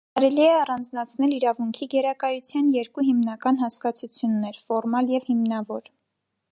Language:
Armenian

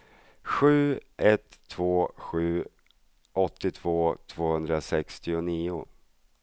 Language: Swedish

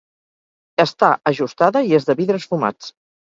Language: Catalan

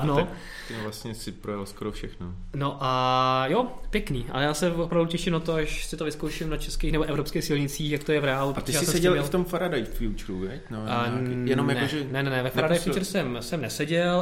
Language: Czech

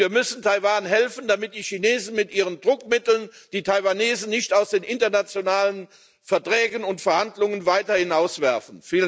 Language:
German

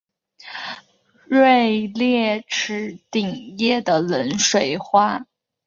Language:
Chinese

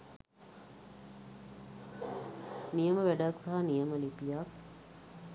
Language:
Sinhala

